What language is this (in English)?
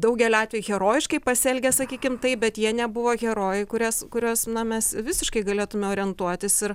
Lithuanian